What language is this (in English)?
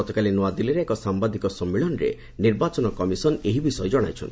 Odia